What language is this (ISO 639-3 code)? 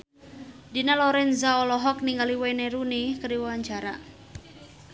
sun